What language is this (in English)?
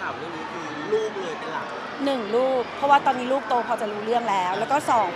Thai